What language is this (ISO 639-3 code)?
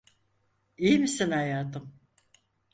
tur